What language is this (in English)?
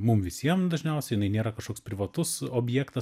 Lithuanian